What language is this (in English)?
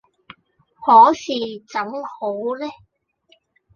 Cantonese